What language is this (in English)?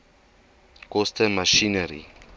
Afrikaans